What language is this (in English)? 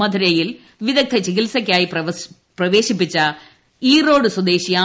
Malayalam